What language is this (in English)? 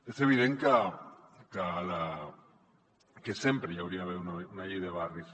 Catalan